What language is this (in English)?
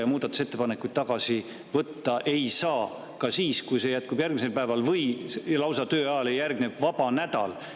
Estonian